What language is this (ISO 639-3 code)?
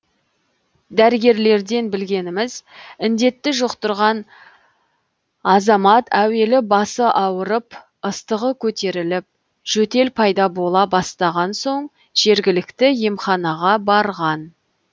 kaz